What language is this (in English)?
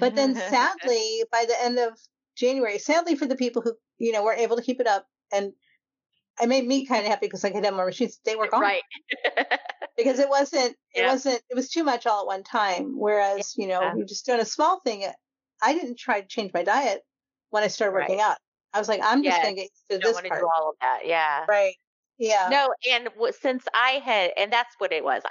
English